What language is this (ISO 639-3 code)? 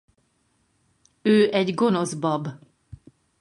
hun